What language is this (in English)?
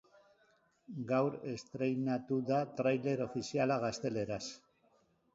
Basque